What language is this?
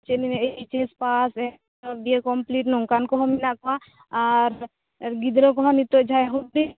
Santali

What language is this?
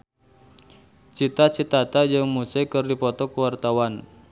Sundanese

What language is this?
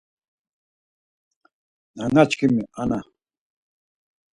Laz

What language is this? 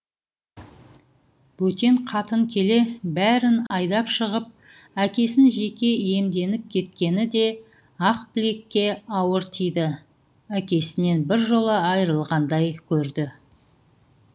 Kazakh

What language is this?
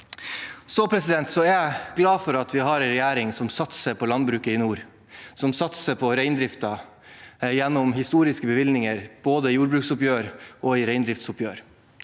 Norwegian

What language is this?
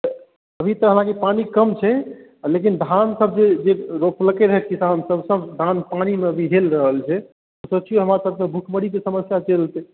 Maithili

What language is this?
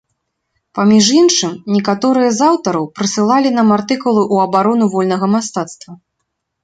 Belarusian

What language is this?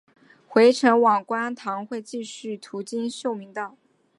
Chinese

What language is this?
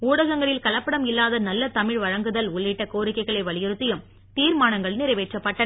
Tamil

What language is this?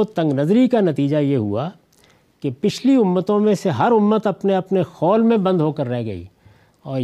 Urdu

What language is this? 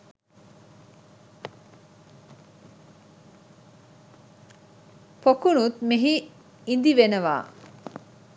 Sinhala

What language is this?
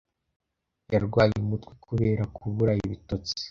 Kinyarwanda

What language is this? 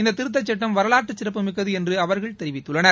Tamil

